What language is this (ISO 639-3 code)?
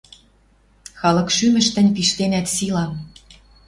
mrj